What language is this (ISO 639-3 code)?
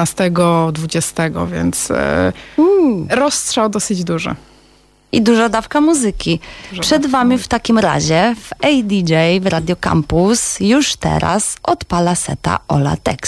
pol